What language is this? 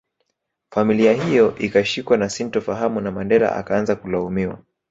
Swahili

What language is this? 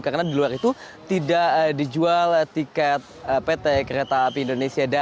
Indonesian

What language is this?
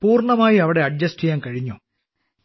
Malayalam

